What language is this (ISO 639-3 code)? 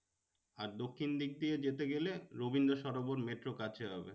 ben